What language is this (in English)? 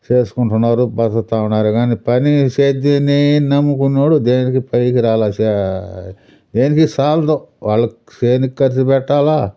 Telugu